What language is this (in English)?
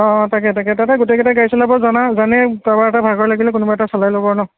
Assamese